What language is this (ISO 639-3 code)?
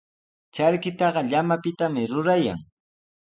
qws